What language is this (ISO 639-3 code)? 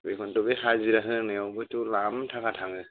brx